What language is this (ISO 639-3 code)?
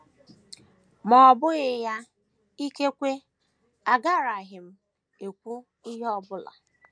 ibo